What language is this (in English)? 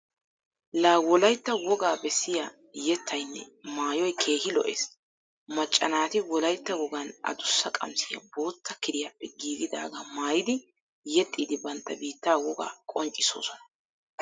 Wolaytta